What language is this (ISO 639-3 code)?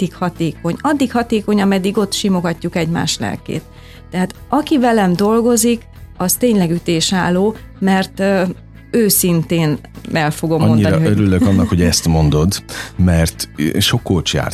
hun